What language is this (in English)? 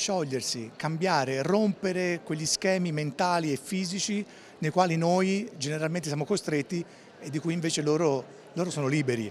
Italian